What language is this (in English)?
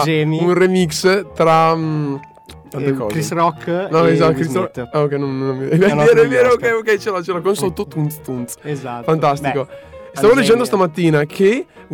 Italian